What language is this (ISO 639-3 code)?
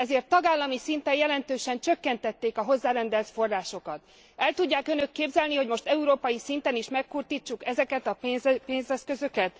hun